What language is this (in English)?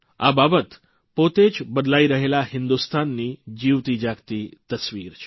Gujarati